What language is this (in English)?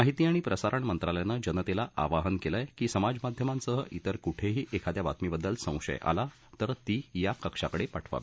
Marathi